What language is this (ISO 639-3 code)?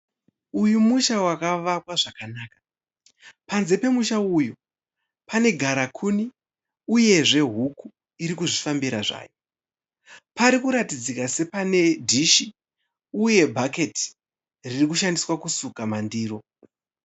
sna